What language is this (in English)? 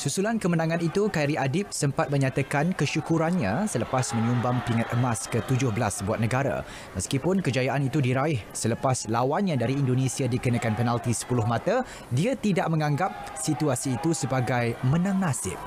Malay